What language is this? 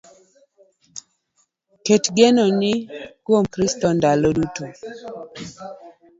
Luo (Kenya and Tanzania)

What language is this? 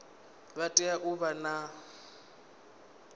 Venda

